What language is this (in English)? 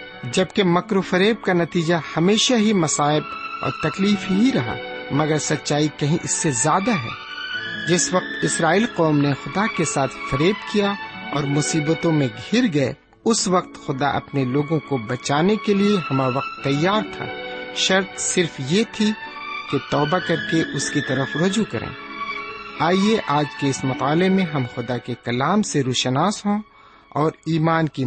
Urdu